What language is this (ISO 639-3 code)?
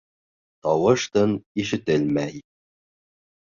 bak